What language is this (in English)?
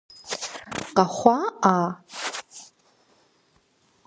Kabardian